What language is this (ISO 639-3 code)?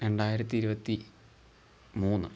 mal